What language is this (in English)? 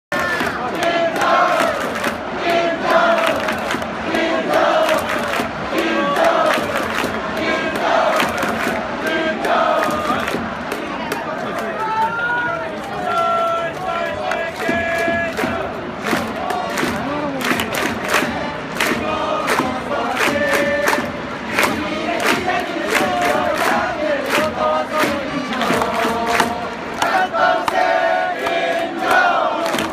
Greek